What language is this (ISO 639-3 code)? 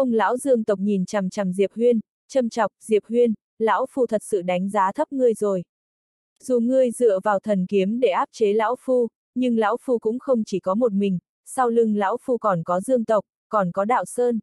vie